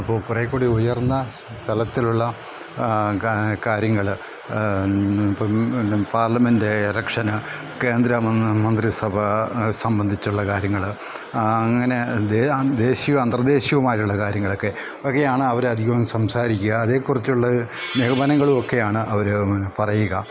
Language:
Malayalam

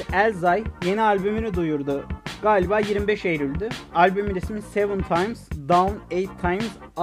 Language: Turkish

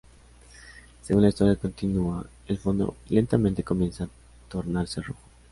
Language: Spanish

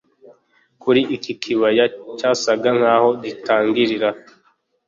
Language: Kinyarwanda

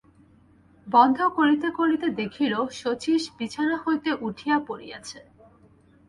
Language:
Bangla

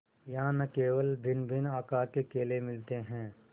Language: Hindi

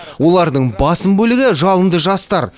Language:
Kazakh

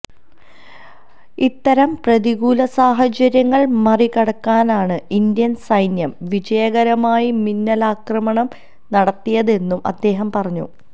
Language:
Malayalam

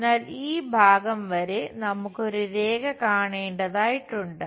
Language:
Malayalam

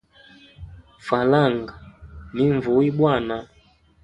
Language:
Hemba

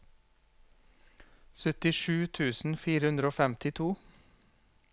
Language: Norwegian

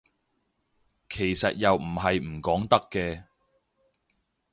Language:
Cantonese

